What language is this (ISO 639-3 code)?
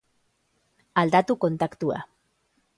eus